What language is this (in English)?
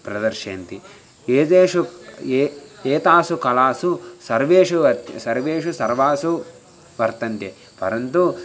Sanskrit